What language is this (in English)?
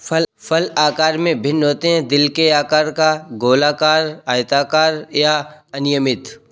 Hindi